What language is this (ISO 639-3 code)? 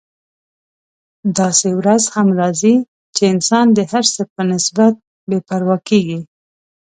pus